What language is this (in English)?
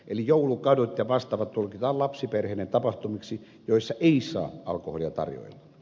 Finnish